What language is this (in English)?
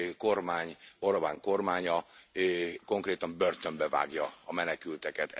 Hungarian